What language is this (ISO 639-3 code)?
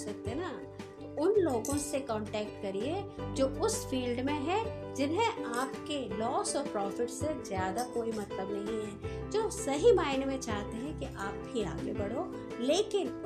hin